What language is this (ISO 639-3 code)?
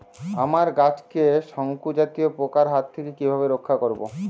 ben